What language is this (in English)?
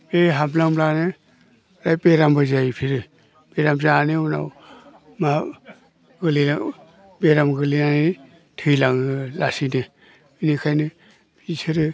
Bodo